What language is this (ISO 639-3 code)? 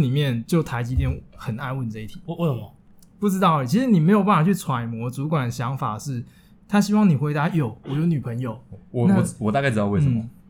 zho